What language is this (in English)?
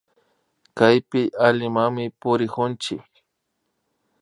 Imbabura Highland Quichua